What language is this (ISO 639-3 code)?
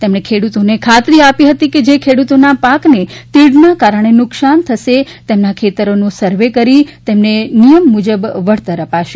guj